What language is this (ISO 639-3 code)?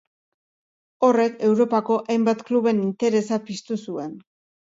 eus